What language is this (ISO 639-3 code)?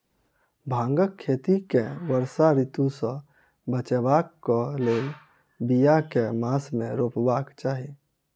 mai